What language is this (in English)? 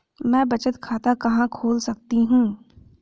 Hindi